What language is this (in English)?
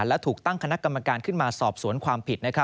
Thai